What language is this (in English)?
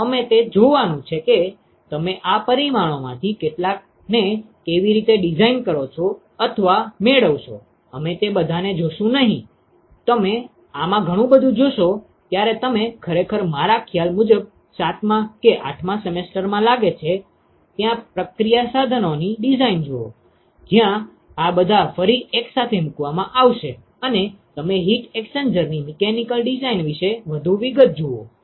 Gujarati